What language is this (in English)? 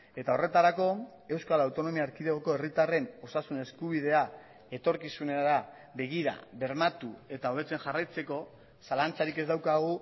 Basque